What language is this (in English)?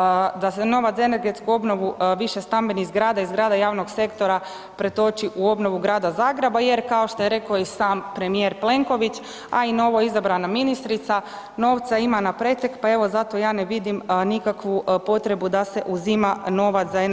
Croatian